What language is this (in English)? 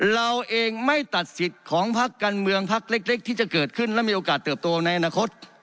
Thai